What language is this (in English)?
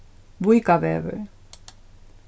Faroese